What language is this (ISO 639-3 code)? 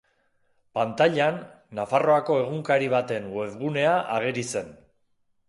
eus